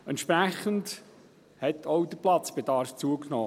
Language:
Swiss German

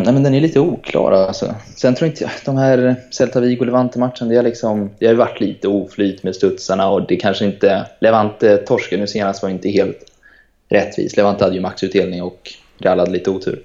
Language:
Swedish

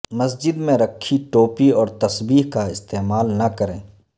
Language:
Urdu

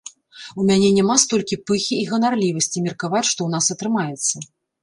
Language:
Belarusian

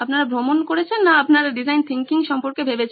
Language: Bangla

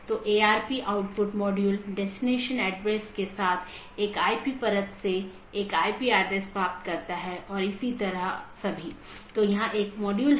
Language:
Hindi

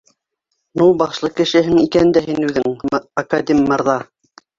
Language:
Bashkir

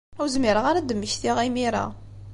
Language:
Kabyle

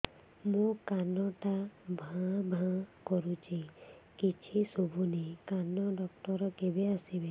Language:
Odia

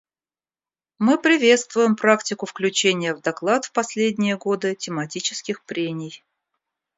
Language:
Russian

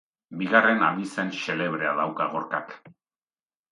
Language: Basque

